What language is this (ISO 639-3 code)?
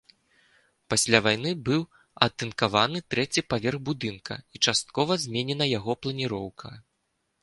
bel